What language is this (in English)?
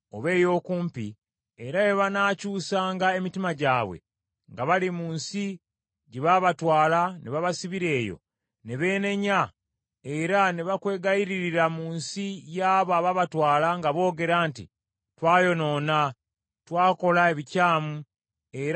Ganda